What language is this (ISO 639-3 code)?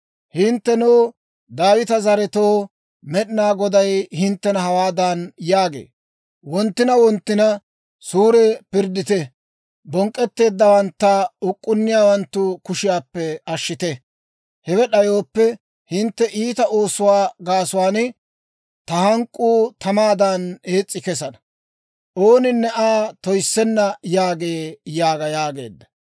dwr